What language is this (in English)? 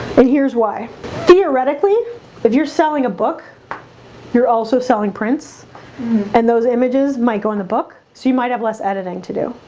English